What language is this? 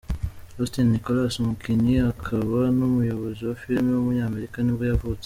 Kinyarwanda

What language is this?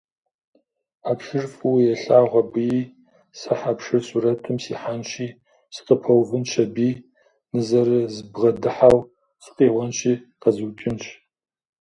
Kabardian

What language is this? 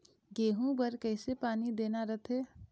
Chhattisgarhi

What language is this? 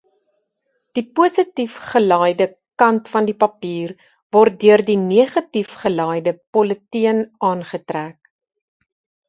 Afrikaans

